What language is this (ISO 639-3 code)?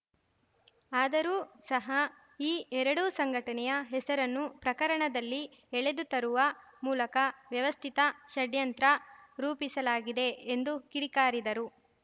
kan